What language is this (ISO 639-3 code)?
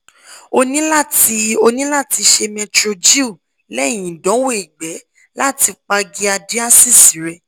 yor